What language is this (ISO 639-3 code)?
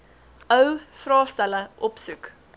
afr